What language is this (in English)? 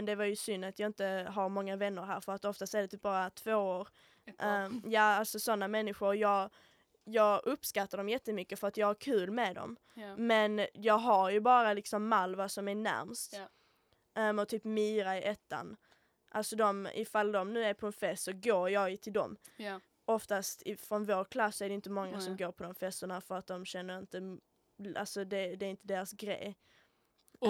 Swedish